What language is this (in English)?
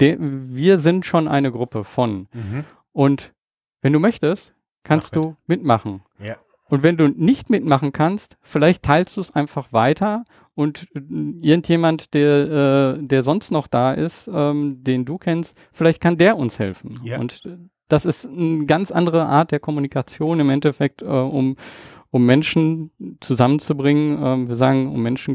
German